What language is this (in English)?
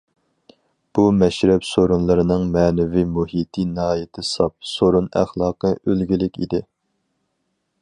Uyghur